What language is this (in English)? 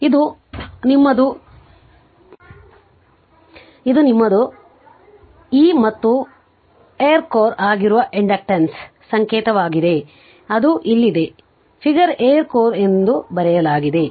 Kannada